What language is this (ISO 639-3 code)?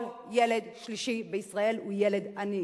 heb